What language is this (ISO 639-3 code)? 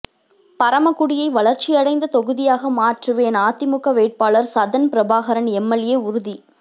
tam